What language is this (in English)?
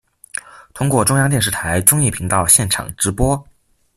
Chinese